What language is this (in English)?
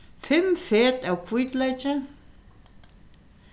Faroese